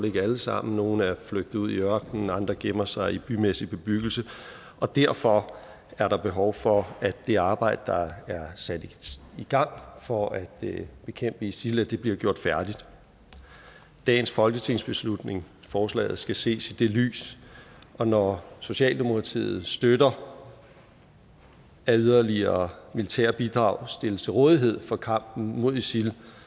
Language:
Danish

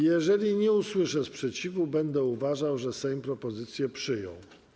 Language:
Polish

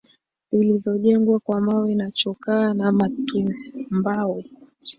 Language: Swahili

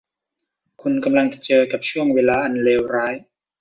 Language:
Thai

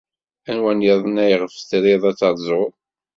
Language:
Kabyle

